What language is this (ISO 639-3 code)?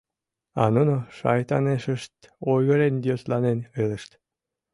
chm